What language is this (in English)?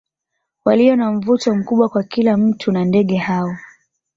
Swahili